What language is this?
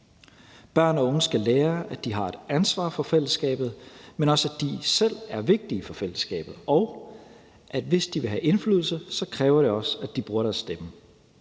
Danish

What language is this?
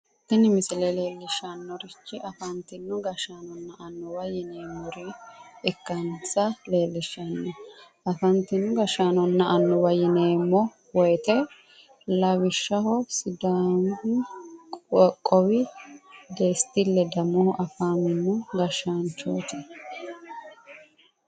Sidamo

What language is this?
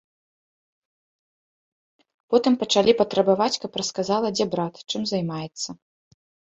Belarusian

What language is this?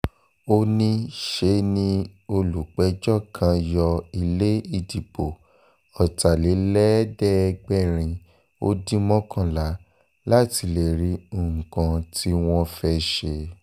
Yoruba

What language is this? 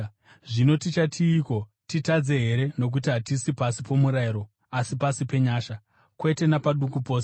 Shona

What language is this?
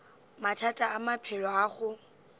Northern Sotho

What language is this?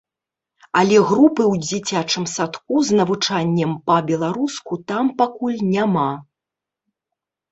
Belarusian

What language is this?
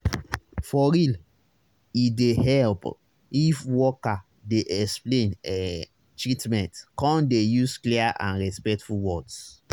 Nigerian Pidgin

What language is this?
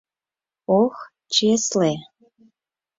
Mari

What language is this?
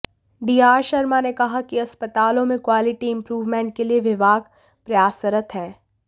Hindi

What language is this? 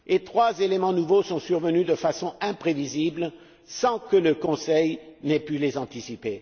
French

